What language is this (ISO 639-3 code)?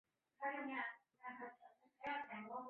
zho